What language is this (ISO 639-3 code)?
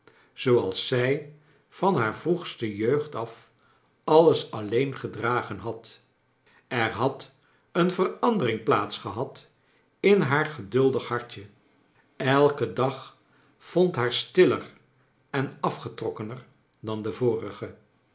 nld